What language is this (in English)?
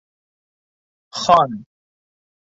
Bashkir